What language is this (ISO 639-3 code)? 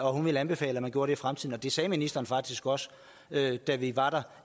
dan